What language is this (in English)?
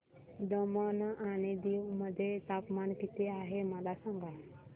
Marathi